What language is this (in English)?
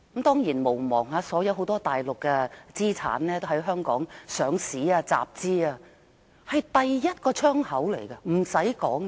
Cantonese